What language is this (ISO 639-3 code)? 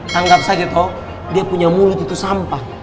ind